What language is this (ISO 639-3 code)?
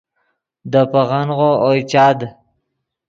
ydg